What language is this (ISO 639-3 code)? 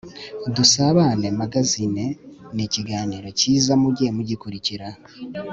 kin